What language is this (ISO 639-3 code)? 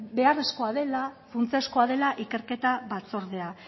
eus